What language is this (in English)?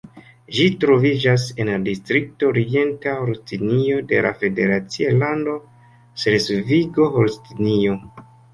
Esperanto